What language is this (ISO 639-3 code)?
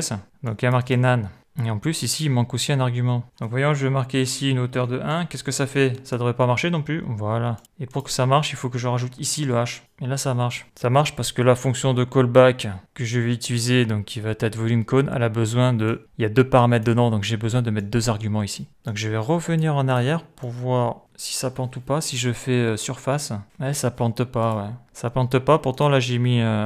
fra